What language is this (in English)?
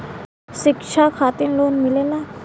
Bhojpuri